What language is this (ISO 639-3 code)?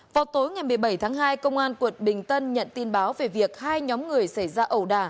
vie